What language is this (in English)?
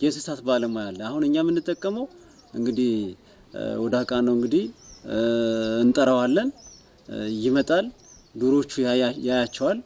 Turkish